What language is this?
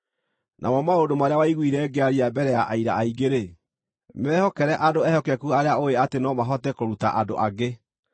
Kikuyu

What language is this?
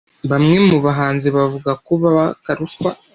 Kinyarwanda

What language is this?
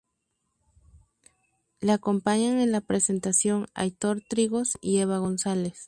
Spanish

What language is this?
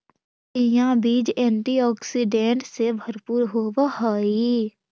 Magahi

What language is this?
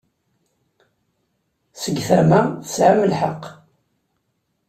Kabyle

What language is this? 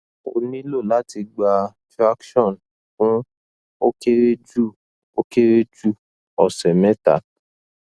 Yoruba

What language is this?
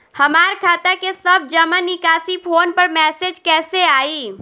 Bhojpuri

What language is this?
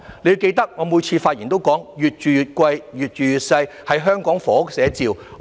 Cantonese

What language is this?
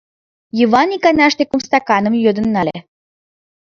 Mari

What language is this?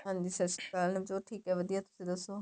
Punjabi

